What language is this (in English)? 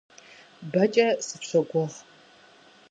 Kabardian